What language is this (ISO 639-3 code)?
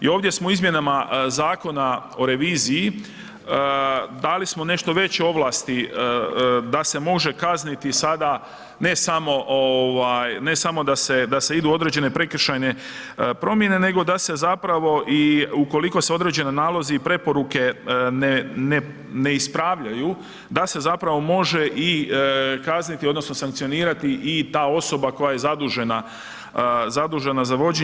hrv